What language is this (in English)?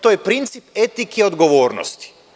Serbian